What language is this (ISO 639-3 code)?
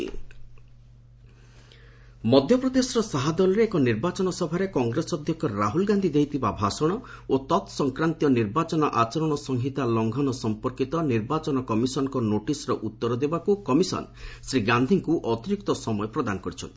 ori